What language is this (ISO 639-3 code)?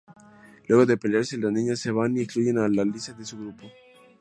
spa